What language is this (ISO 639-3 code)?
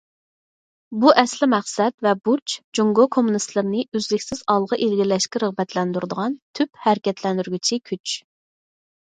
uig